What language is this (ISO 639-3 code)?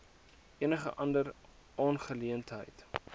afr